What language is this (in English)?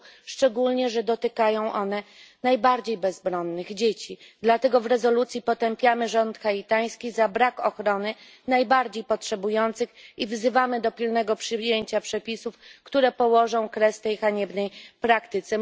Polish